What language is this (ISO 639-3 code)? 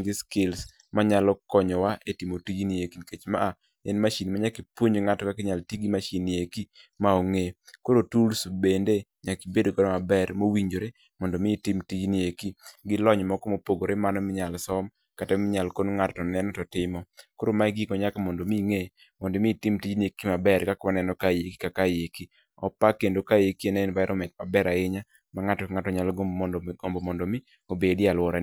luo